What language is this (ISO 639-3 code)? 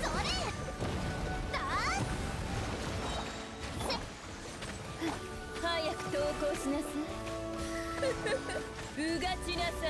ind